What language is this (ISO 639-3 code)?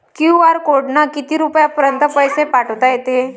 mar